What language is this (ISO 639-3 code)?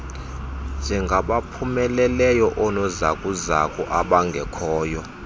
xho